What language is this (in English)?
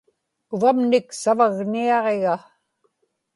Inupiaq